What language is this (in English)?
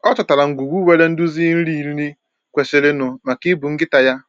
Igbo